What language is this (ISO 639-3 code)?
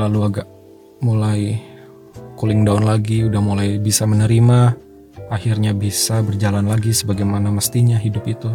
ind